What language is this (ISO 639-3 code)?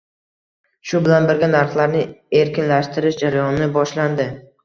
uzb